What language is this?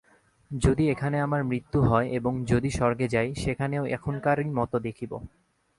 Bangla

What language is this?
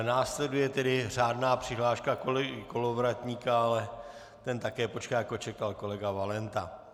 Czech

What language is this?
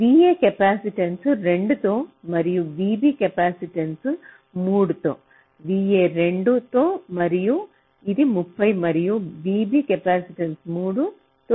Telugu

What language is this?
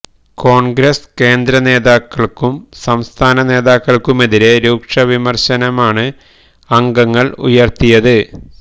Malayalam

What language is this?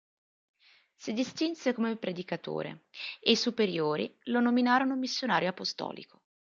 Italian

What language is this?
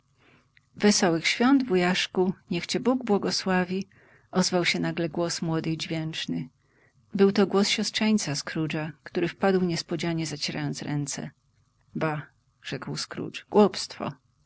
Polish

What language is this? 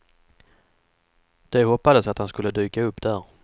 Swedish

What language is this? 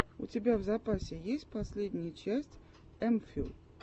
Russian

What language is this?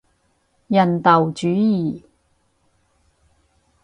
Cantonese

